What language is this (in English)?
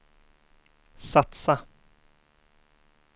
Swedish